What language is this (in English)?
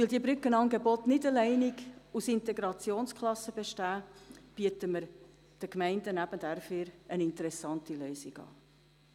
Swiss German